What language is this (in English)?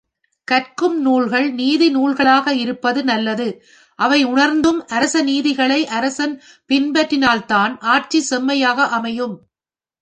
Tamil